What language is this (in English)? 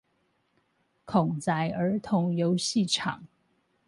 Chinese